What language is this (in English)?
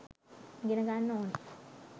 Sinhala